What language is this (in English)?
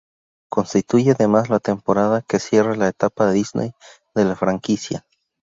Spanish